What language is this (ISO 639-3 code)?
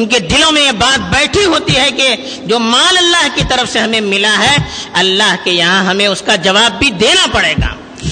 urd